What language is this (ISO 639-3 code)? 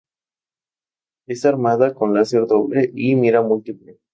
spa